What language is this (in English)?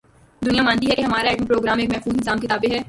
Urdu